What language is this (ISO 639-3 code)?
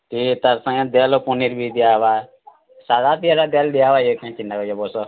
ori